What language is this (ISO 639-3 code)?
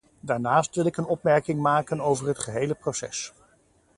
nld